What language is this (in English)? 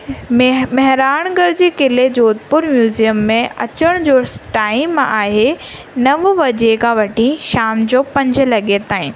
Sindhi